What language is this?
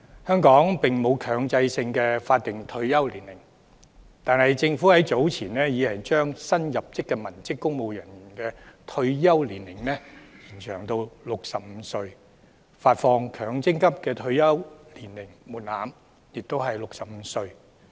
Cantonese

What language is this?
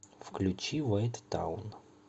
Russian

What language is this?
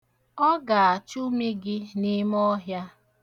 Igbo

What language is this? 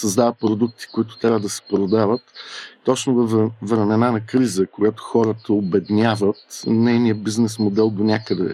Bulgarian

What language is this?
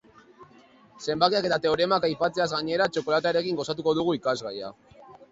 Basque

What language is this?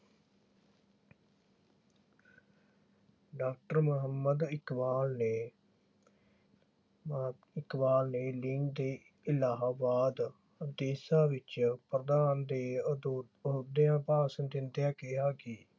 Punjabi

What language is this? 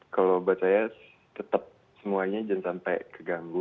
Indonesian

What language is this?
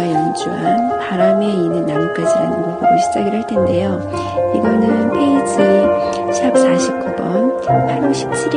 Korean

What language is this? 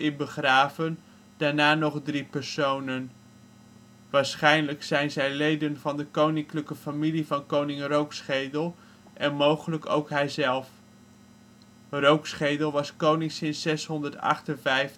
Dutch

